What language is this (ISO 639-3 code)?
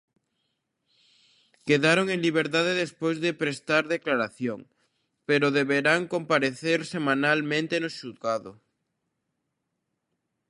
glg